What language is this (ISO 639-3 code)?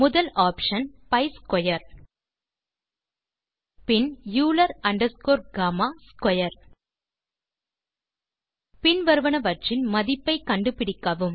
tam